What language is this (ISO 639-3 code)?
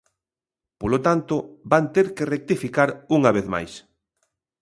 glg